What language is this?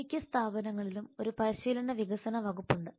Malayalam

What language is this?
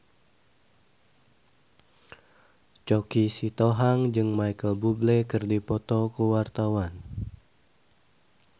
Sundanese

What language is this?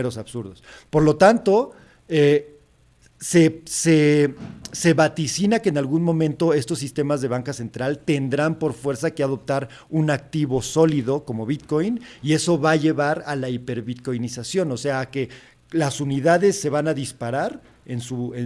Spanish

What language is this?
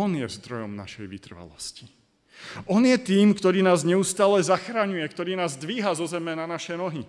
Slovak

